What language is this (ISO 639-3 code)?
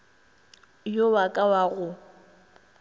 nso